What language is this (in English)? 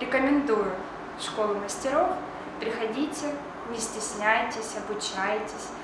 Russian